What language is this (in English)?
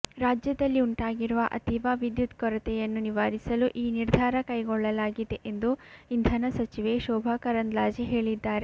Kannada